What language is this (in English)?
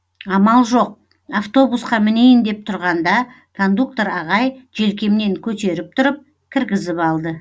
Kazakh